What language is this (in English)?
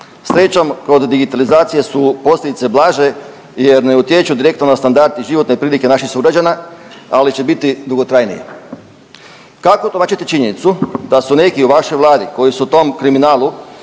Croatian